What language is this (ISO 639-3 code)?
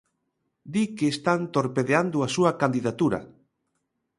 glg